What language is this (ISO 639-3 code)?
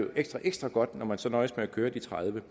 dan